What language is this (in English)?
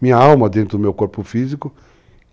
Portuguese